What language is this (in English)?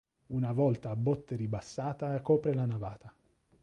Italian